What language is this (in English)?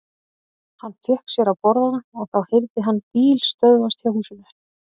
Icelandic